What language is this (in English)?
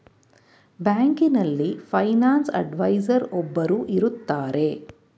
Kannada